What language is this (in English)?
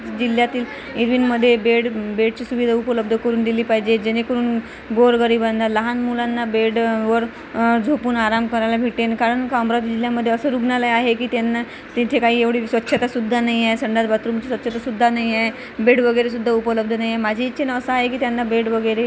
Marathi